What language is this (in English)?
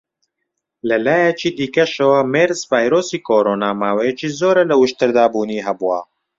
Central Kurdish